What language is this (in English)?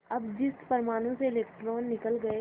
Hindi